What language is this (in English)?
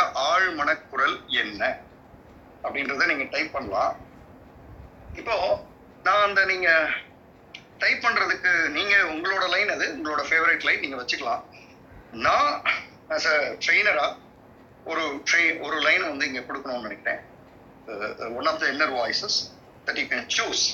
Tamil